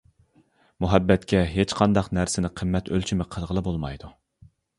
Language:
Uyghur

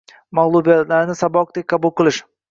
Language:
Uzbek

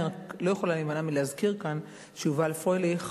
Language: Hebrew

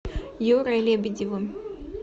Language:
Russian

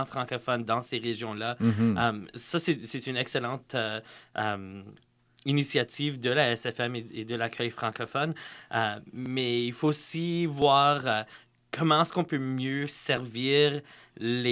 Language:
French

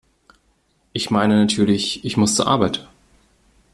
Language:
German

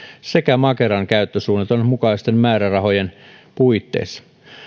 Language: Finnish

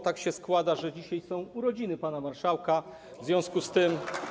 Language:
Polish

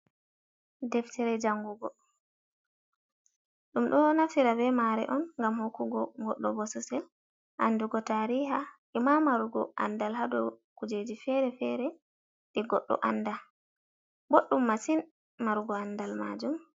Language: Fula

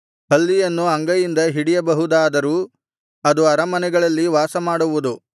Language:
Kannada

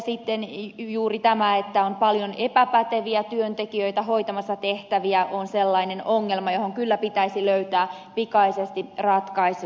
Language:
Finnish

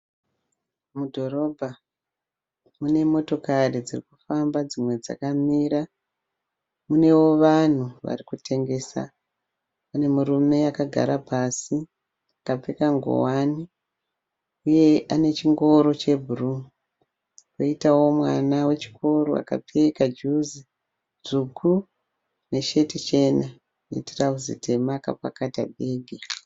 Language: Shona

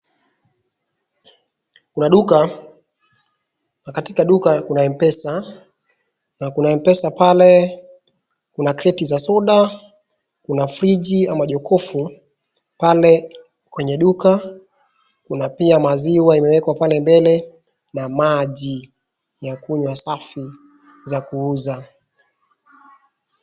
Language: Swahili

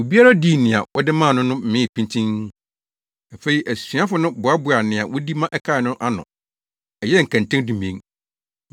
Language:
Akan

